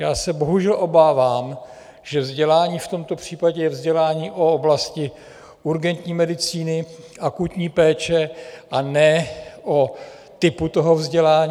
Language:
Czech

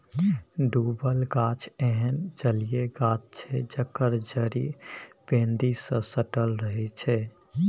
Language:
Maithili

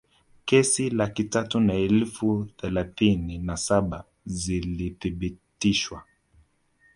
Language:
Swahili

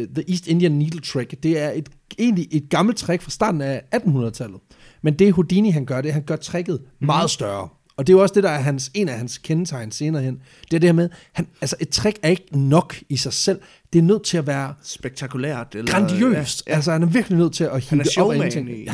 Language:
Danish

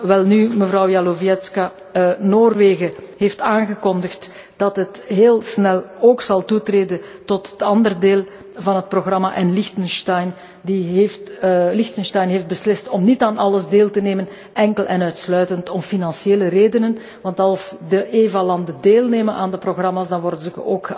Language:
Dutch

